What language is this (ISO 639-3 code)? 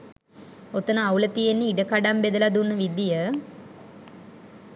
sin